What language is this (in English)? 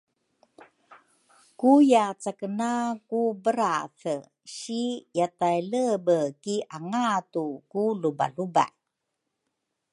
Rukai